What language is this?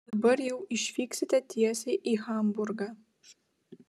Lithuanian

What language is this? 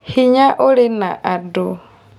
Kikuyu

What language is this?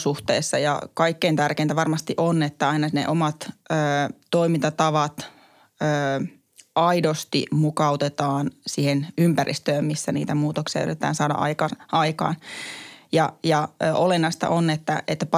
Finnish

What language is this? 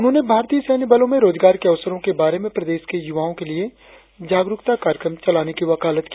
Hindi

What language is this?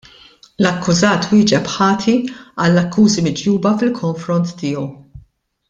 Maltese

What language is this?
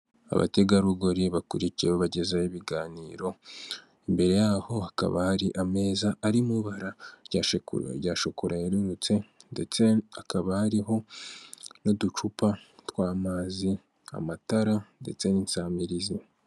Kinyarwanda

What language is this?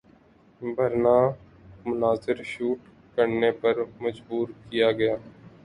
Urdu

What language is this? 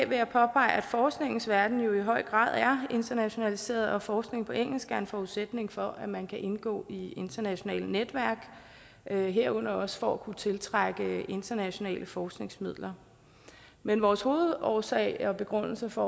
Danish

